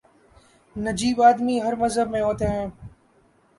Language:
Urdu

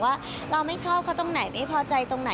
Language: Thai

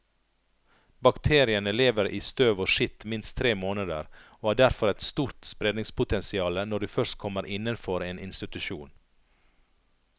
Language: Norwegian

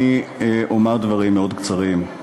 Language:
Hebrew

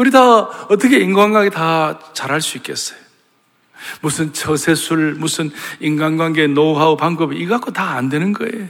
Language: Korean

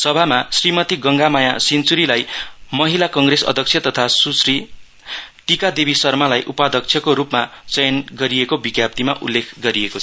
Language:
Nepali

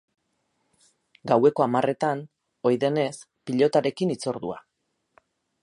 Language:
Basque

